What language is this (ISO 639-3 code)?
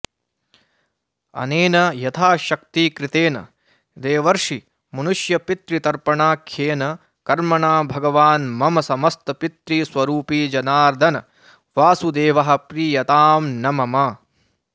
san